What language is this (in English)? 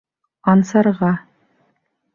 Bashkir